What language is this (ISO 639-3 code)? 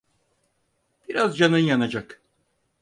tur